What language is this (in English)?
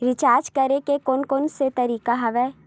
Chhattisgarhi